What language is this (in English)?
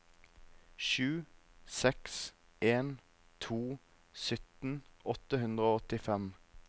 Norwegian